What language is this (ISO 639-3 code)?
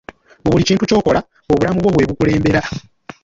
lug